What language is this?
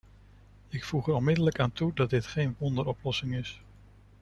Dutch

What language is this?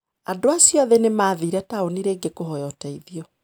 Kikuyu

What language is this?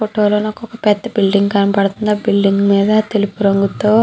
Telugu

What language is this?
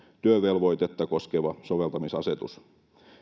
Finnish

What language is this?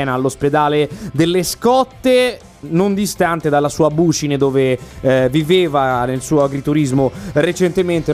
Italian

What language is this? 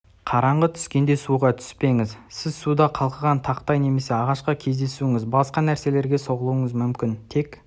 Kazakh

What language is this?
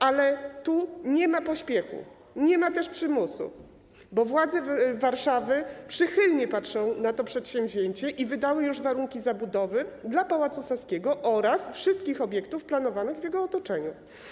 Polish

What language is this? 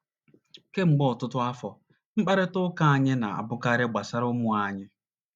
Igbo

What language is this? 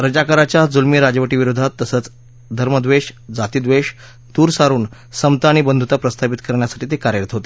Marathi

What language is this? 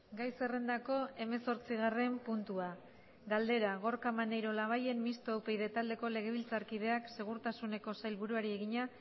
Basque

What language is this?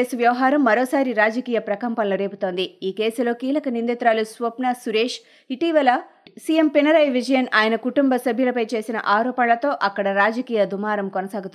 Telugu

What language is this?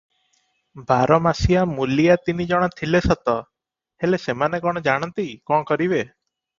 Odia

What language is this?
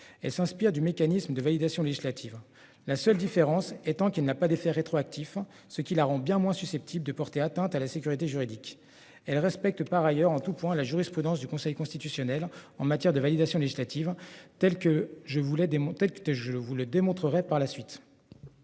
French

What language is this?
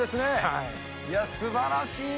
Japanese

